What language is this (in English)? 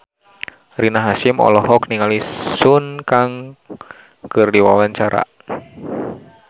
Sundanese